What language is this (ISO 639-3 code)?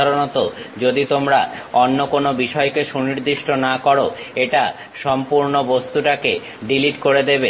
ben